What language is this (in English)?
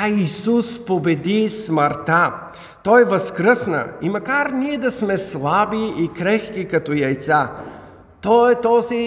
Bulgarian